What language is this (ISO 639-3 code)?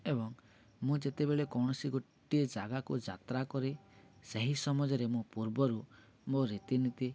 ori